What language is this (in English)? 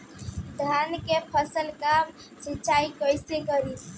Bhojpuri